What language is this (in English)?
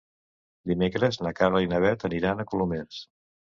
Catalan